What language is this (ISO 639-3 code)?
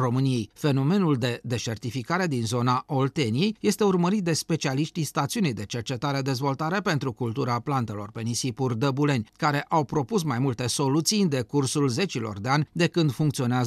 ron